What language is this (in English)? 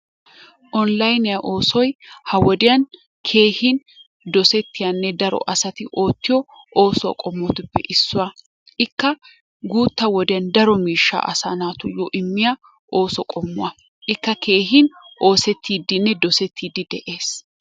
Wolaytta